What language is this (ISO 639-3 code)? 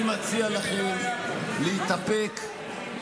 heb